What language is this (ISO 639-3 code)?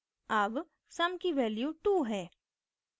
hin